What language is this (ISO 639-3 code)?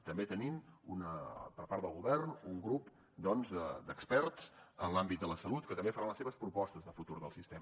cat